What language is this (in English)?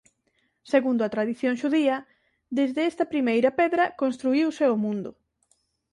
Galician